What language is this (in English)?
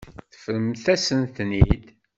Kabyle